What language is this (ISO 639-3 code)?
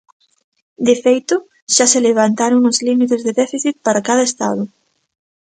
glg